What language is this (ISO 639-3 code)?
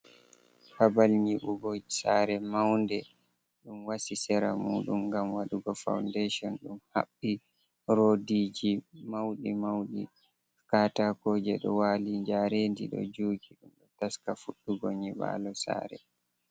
ful